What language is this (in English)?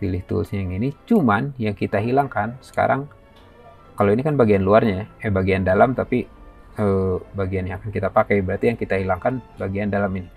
Indonesian